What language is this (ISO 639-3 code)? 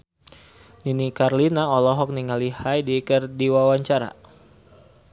sun